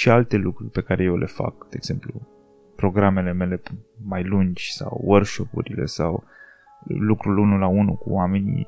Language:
Romanian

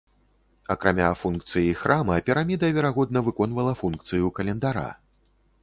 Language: Belarusian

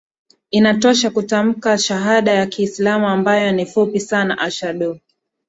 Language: Swahili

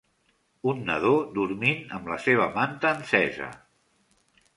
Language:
Catalan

